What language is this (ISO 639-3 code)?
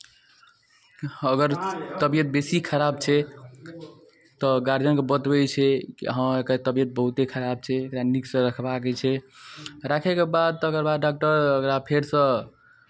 mai